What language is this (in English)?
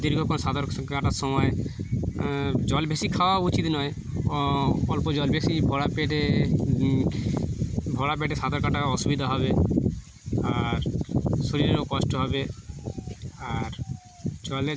Bangla